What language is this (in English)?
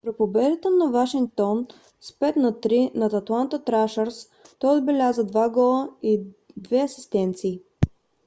Bulgarian